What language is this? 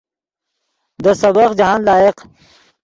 Yidgha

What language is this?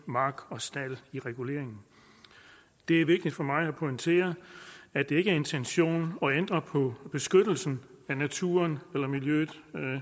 Danish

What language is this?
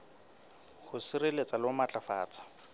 Southern Sotho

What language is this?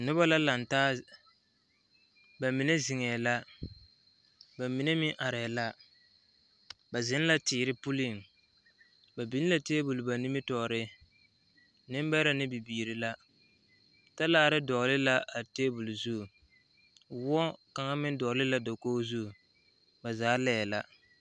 Southern Dagaare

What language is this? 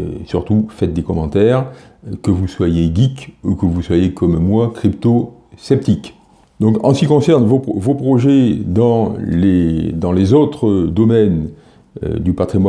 French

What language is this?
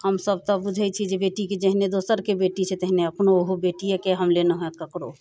Maithili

